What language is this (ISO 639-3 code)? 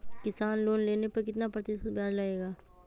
mag